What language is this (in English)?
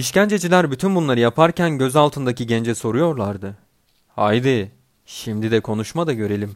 Turkish